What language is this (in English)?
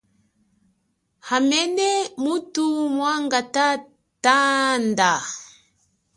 Chokwe